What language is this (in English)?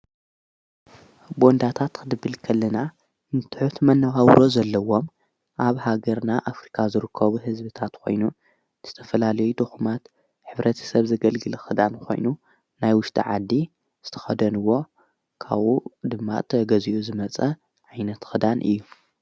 Tigrinya